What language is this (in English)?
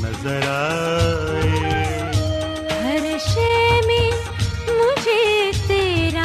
Urdu